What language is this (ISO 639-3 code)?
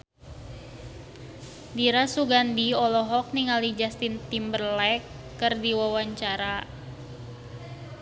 sun